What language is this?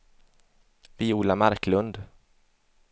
Swedish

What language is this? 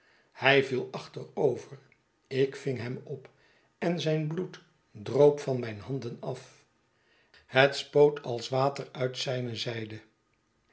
Dutch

